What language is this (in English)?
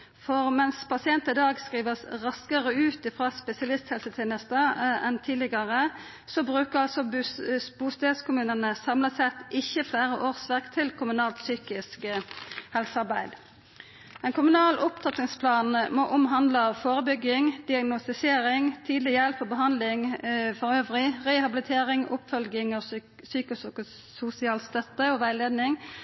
Norwegian Nynorsk